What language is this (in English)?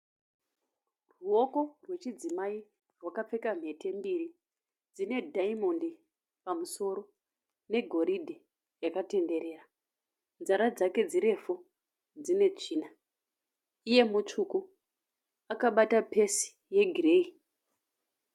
Shona